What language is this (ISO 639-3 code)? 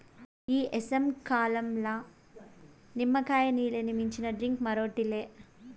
tel